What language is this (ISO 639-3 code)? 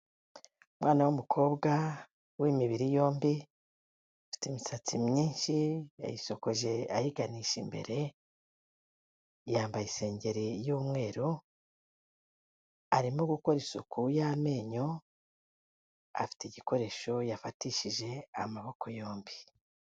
kin